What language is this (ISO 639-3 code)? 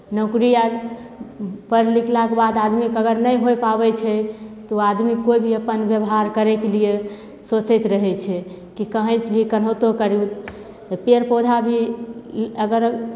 mai